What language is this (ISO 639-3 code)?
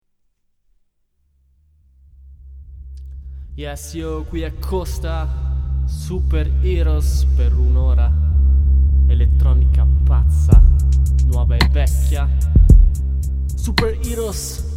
ita